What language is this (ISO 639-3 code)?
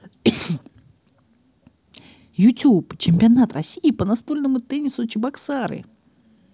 rus